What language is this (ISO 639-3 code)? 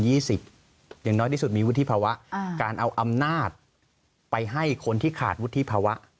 tha